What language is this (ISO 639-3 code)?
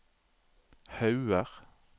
nor